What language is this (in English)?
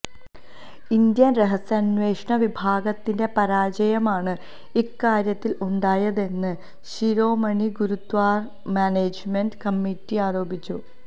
Malayalam